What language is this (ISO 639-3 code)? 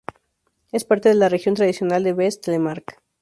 spa